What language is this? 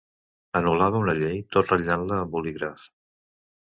Catalan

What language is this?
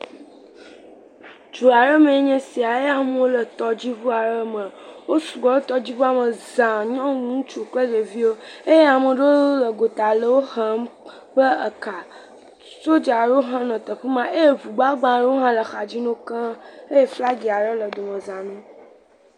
Ewe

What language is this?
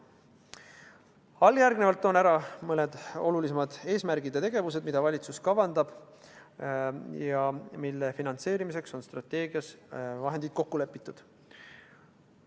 Estonian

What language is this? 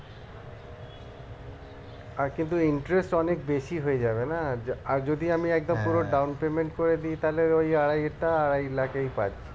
Bangla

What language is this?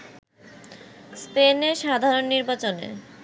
Bangla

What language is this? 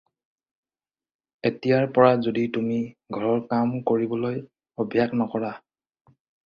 Assamese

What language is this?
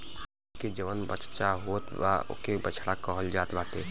Bhojpuri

